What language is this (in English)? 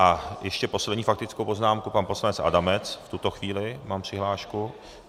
Czech